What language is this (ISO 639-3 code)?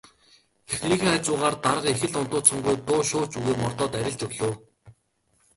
mon